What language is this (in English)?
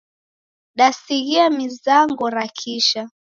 Taita